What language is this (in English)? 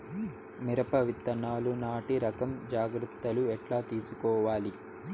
Telugu